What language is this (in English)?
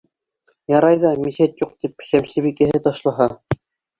Bashkir